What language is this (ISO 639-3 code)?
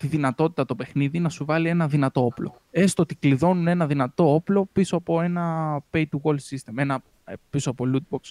ell